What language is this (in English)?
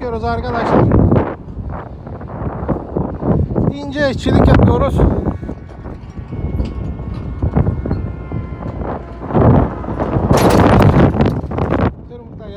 Turkish